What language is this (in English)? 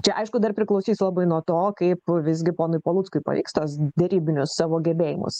Lithuanian